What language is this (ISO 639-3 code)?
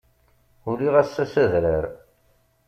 kab